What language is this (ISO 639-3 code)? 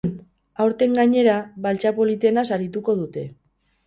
eus